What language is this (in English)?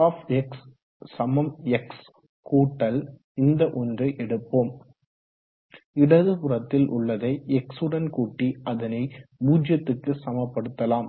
Tamil